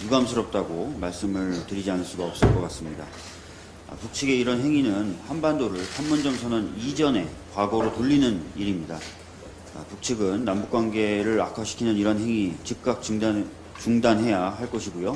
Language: Korean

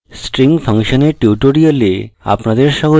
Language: Bangla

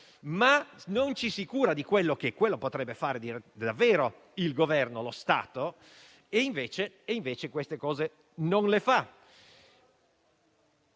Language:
Italian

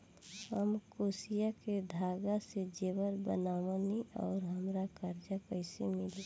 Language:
Bhojpuri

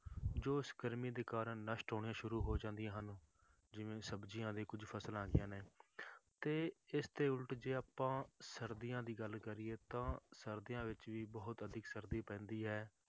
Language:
Punjabi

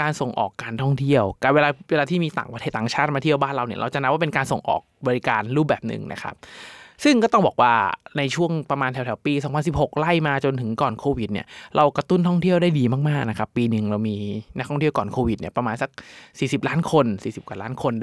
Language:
Thai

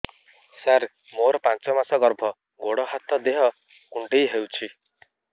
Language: Odia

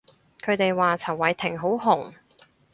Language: Cantonese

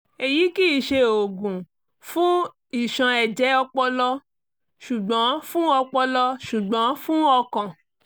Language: Yoruba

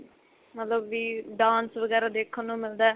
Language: Punjabi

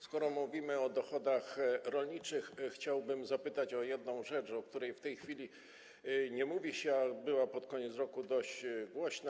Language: Polish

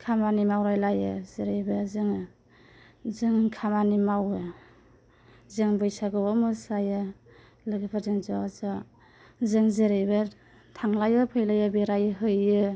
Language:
Bodo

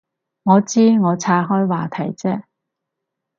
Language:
Cantonese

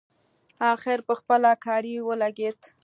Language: Pashto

